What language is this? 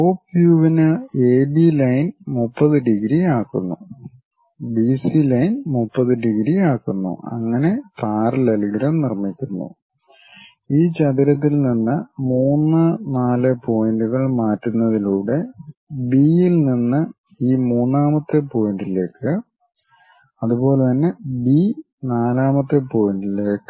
Malayalam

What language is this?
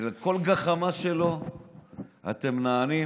Hebrew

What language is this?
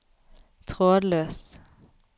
Norwegian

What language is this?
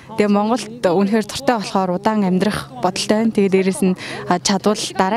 Turkish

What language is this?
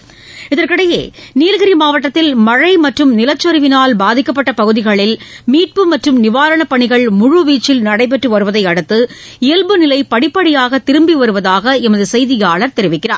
Tamil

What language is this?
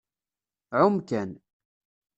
Kabyle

